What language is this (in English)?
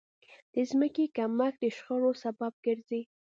Pashto